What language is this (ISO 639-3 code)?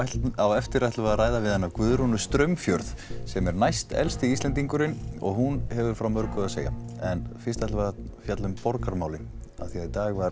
isl